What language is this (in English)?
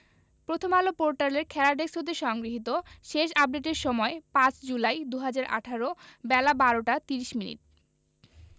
Bangla